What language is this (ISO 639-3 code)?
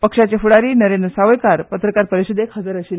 kok